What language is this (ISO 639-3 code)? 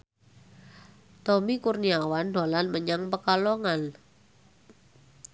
jav